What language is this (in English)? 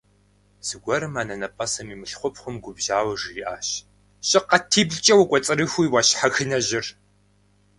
Kabardian